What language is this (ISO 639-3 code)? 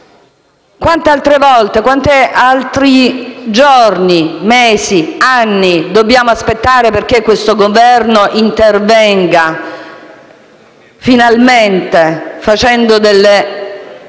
ita